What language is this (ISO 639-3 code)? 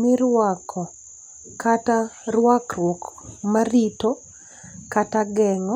luo